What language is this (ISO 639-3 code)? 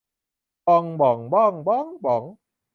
tha